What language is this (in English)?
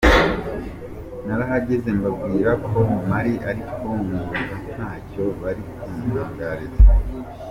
Kinyarwanda